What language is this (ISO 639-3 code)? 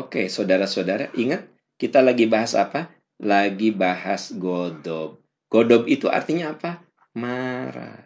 ind